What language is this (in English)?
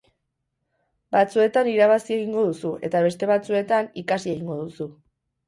Basque